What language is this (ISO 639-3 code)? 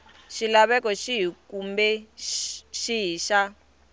tso